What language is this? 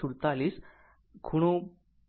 Gujarati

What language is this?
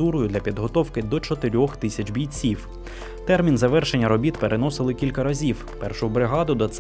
Ukrainian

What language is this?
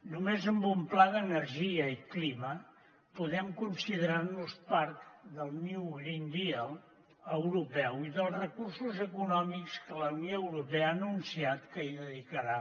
Catalan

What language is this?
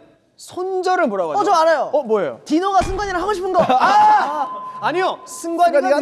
Korean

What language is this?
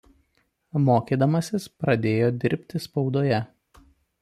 Lithuanian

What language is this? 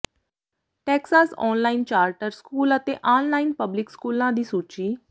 Punjabi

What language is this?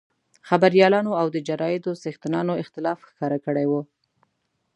Pashto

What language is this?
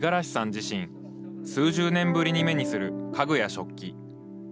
Japanese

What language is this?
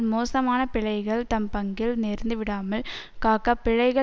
Tamil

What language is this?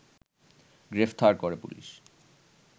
Bangla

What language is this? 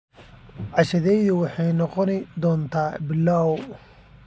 Somali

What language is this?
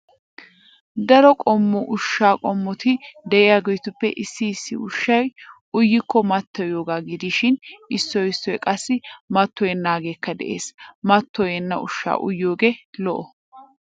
Wolaytta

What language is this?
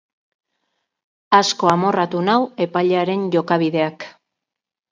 Basque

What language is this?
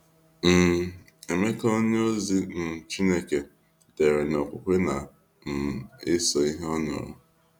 Igbo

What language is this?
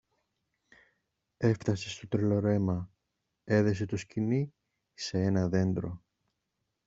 Greek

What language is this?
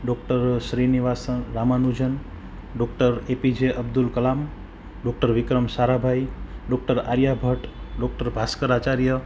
Gujarati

